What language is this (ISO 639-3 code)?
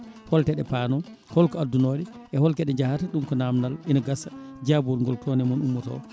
ful